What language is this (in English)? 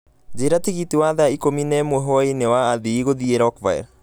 Kikuyu